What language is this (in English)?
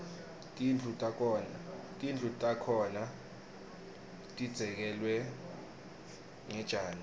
Swati